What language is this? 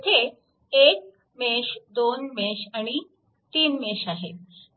Marathi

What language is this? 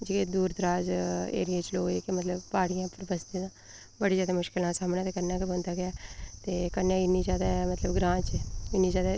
Dogri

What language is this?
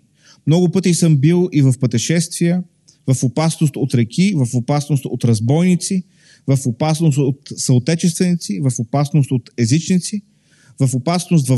Bulgarian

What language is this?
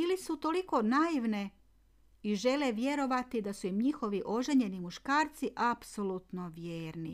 Croatian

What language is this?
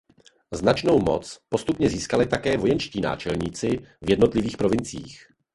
Czech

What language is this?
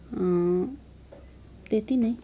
Nepali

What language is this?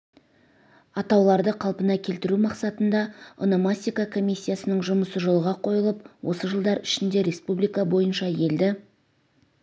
Kazakh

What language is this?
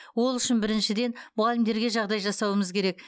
Kazakh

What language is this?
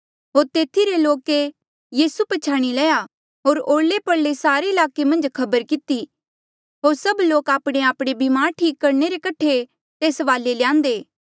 Mandeali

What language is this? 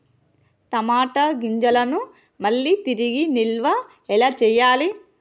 Telugu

